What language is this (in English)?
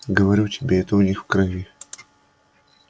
Russian